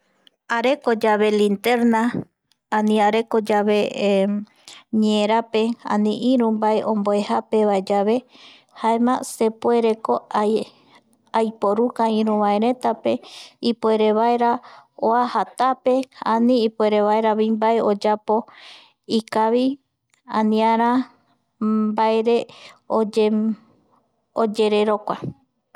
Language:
Eastern Bolivian Guaraní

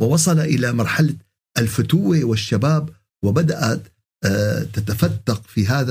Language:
Arabic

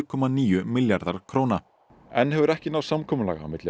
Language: Icelandic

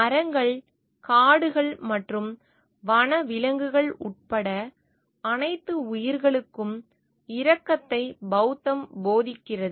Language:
Tamil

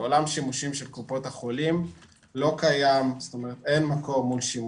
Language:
Hebrew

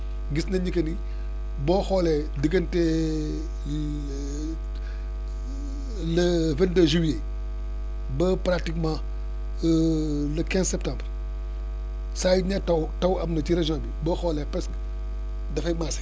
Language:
Wolof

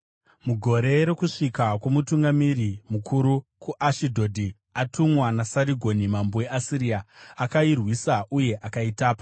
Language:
Shona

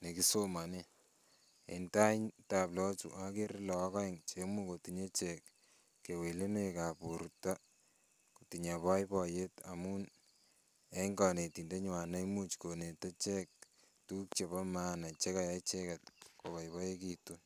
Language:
Kalenjin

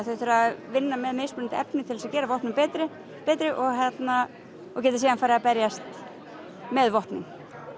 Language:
Icelandic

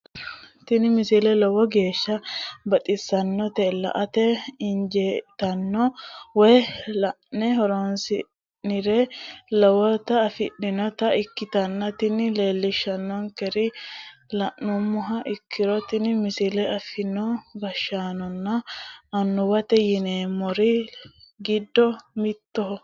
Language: Sidamo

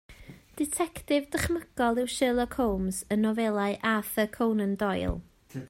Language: Welsh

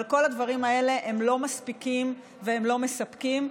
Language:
Hebrew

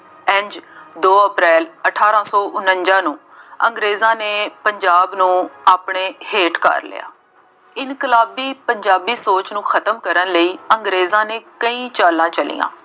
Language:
Punjabi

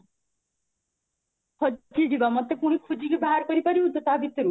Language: Odia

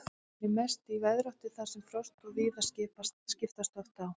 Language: Icelandic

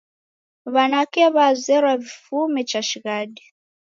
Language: Taita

